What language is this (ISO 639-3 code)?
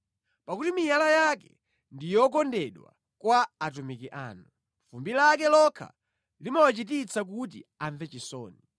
nya